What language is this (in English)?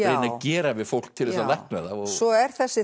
Icelandic